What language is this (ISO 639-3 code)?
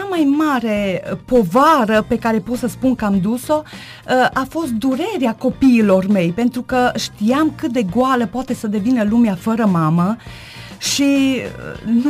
ron